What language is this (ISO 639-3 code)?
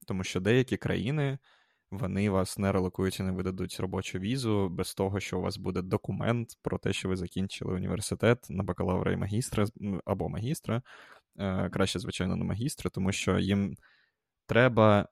ukr